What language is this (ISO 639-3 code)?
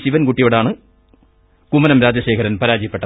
mal